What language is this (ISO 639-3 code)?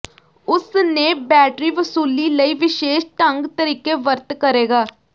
pan